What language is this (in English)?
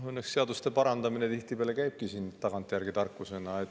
Estonian